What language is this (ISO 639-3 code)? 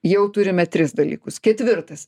lit